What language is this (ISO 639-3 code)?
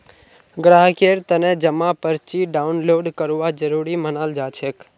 mag